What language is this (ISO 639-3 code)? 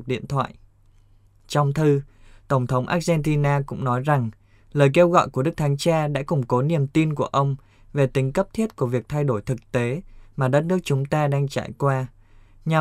vie